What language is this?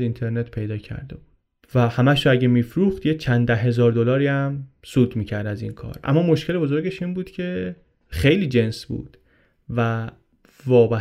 Persian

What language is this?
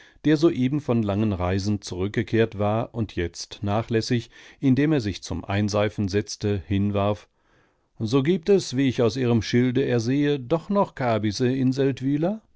German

